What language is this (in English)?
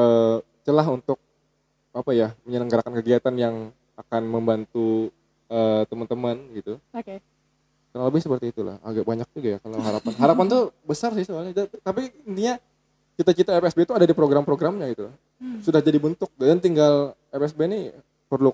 Indonesian